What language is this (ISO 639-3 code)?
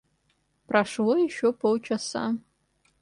rus